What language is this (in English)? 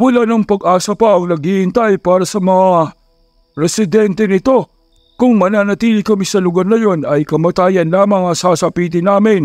Filipino